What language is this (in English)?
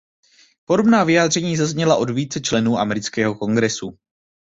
Czech